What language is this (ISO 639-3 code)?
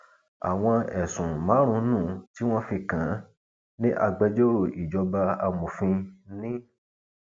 yor